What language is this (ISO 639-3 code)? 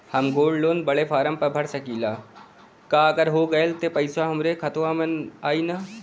bho